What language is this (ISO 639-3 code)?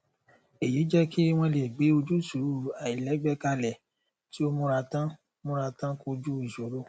yor